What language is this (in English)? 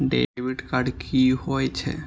Maithili